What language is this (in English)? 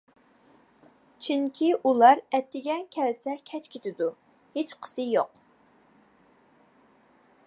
Uyghur